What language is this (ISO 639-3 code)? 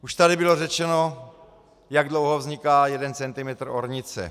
ces